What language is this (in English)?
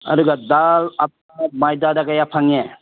Manipuri